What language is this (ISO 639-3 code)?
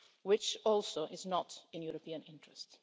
eng